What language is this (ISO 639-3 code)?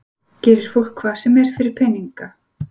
isl